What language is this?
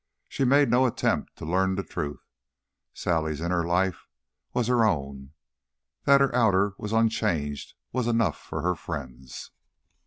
English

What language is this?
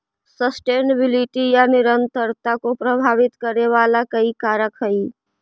Magahi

